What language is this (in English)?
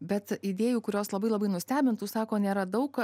Lithuanian